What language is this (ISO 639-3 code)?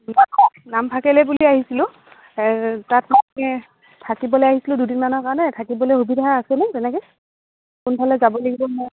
asm